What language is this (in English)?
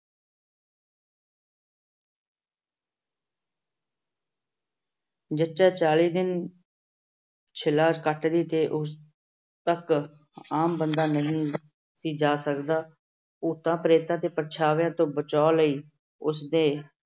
Punjabi